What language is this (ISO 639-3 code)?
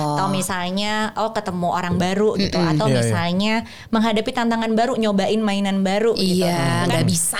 ind